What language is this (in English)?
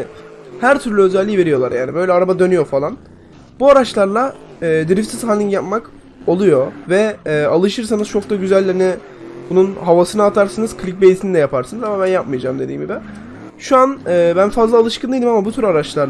Turkish